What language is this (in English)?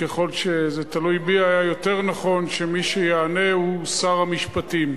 Hebrew